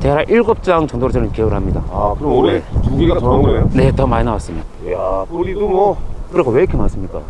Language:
Korean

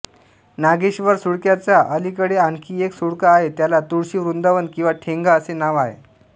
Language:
Marathi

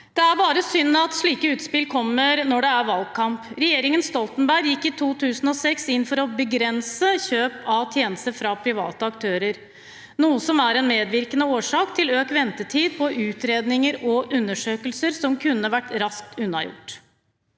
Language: Norwegian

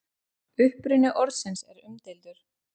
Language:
Icelandic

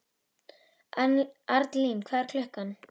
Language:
Icelandic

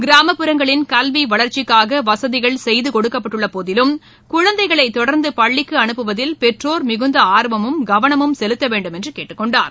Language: Tamil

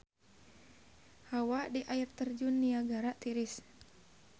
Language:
Sundanese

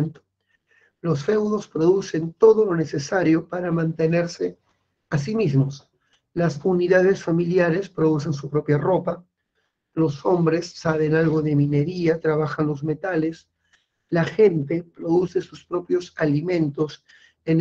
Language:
Spanish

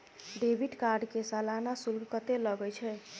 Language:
Maithili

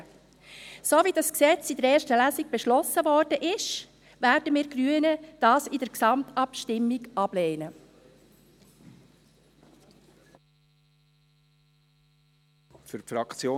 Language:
Swiss German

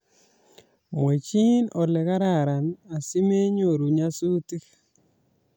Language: Kalenjin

